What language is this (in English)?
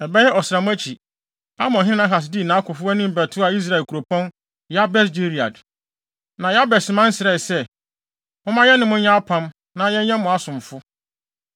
Akan